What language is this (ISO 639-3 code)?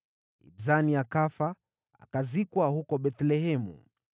swa